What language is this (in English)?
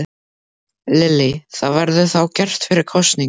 Icelandic